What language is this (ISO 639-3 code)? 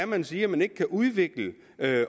dan